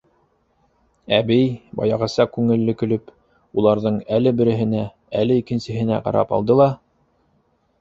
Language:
Bashkir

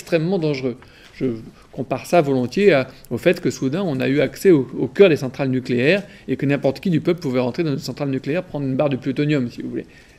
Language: French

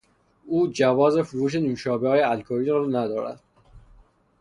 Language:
Persian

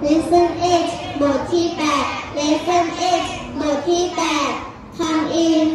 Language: Thai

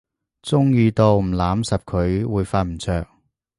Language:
Cantonese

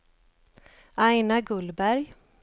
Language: Swedish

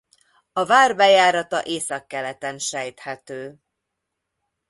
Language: Hungarian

